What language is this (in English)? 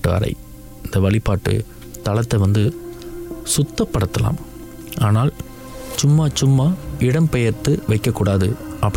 Tamil